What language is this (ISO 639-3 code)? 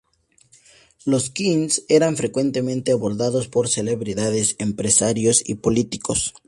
spa